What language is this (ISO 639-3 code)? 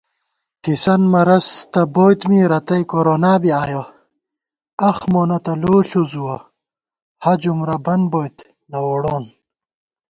gwt